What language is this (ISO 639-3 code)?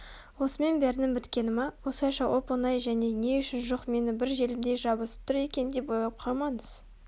kaz